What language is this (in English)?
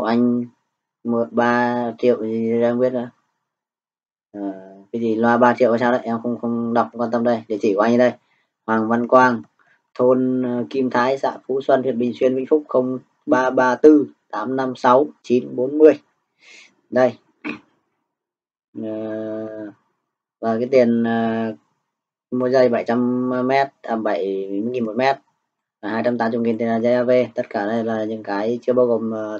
Vietnamese